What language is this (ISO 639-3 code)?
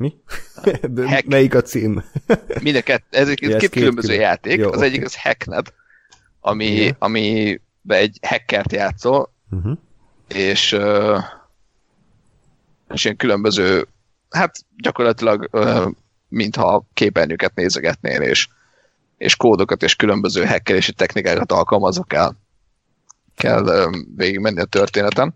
hun